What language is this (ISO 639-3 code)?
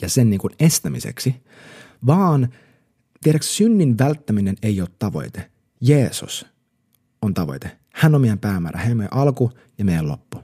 fin